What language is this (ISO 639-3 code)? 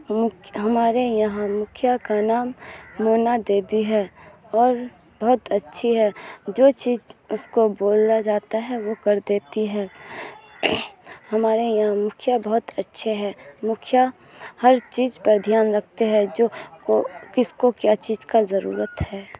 urd